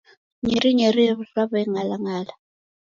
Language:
Taita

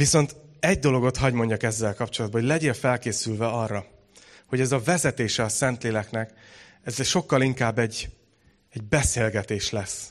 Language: Hungarian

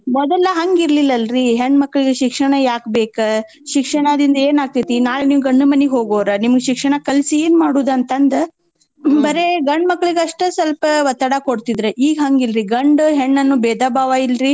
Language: Kannada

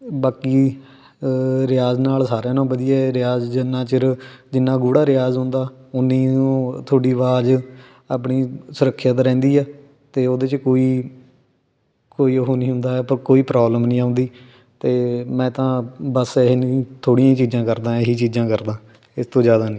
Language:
Punjabi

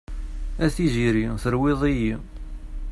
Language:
Kabyle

